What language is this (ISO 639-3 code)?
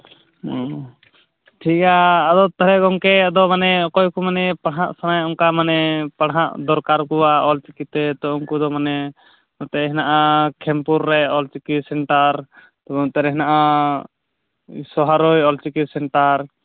sat